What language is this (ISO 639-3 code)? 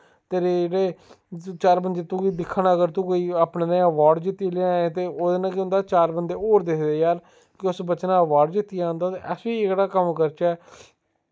doi